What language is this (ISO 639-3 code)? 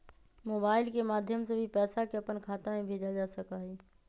mag